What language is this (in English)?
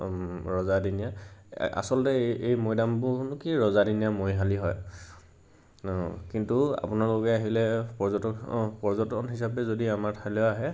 Assamese